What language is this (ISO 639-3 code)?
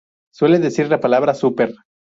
spa